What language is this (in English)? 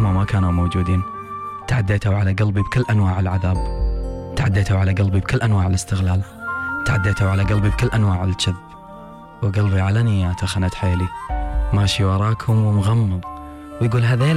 Arabic